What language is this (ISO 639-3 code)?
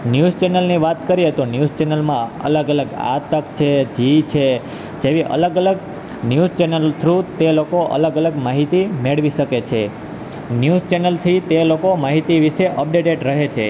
guj